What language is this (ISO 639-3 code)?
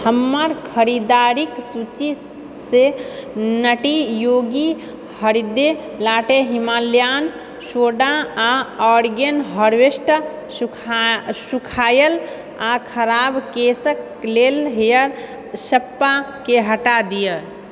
mai